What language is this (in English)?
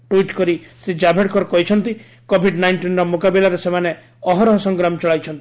Odia